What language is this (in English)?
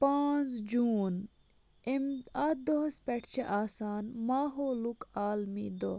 Kashmiri